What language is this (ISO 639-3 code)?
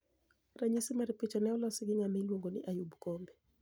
luo